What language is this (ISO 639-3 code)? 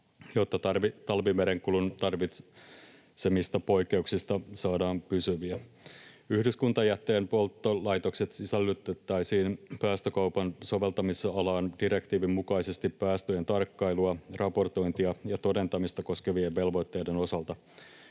fin